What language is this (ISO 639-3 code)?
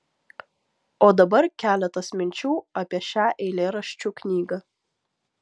lit